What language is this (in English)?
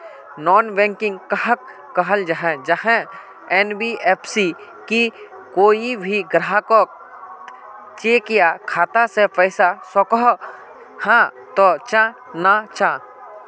Magahi